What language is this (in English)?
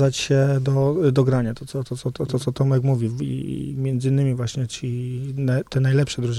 Polish